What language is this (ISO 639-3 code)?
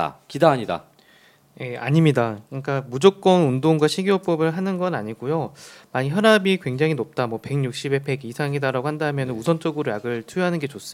kor